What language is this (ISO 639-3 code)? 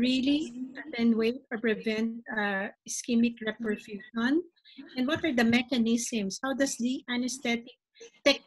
eng